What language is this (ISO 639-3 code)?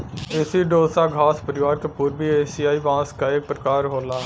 bho